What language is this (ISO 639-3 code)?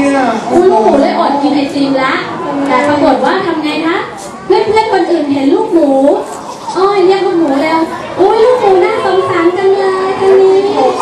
tha